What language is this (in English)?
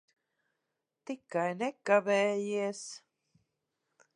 Latvian